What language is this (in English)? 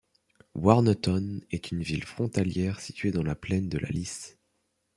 French